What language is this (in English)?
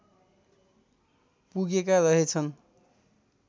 Nepali